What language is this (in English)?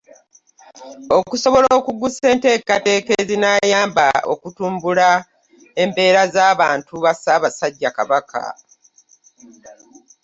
Ganda